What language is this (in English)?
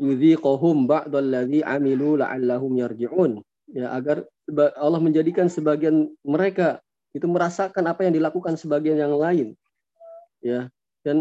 Indonesian